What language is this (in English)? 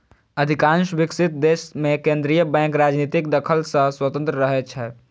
Maithili